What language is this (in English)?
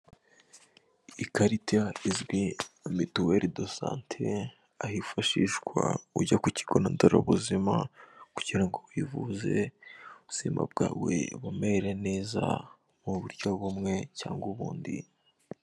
Kinyarwanda